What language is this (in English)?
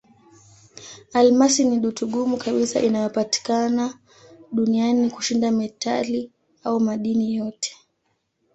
Swahili